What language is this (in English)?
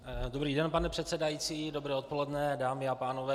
Czech